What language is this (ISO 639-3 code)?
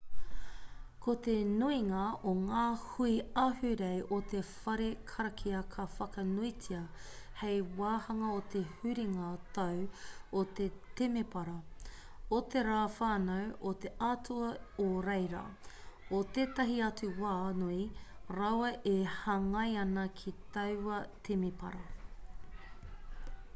mri